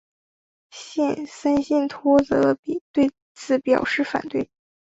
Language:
Chinese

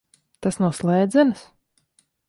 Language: Latvian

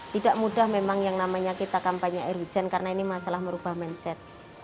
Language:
Indonesian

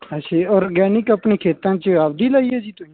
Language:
Punjabi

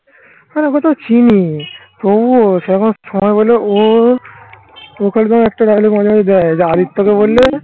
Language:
Bangla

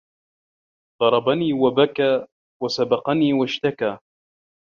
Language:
Arabic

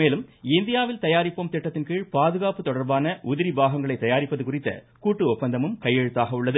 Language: Tamil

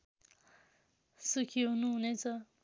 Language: Nepali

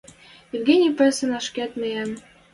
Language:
Western Mari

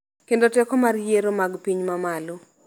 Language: Luo (Kenya and Tanzania)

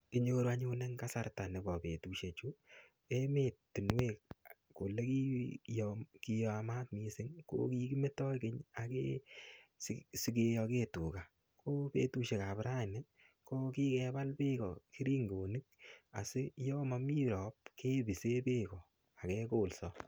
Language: Kalenjin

